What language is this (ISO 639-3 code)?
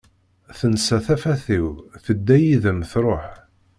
kab